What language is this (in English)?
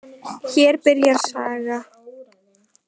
Icelandic